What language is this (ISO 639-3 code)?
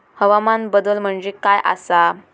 mar